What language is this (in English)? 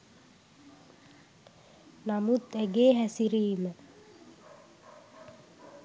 Sinhala